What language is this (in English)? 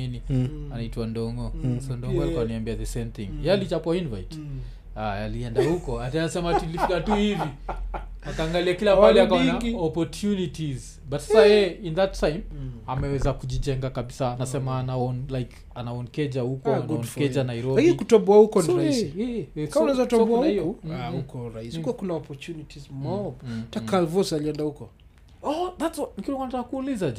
Swahili